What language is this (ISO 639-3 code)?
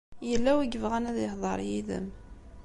kab